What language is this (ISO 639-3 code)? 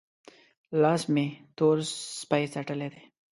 pus